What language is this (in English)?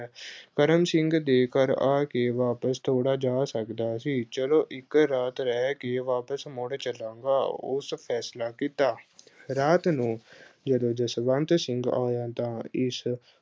Punjabi